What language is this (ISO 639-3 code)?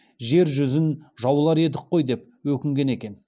kaz